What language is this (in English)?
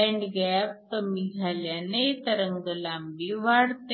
Marathi